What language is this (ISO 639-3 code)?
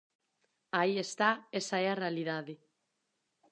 glg